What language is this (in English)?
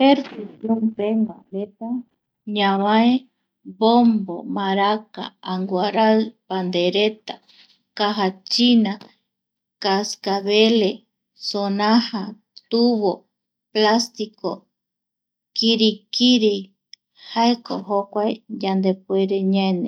Eastern Bolivian Guaraní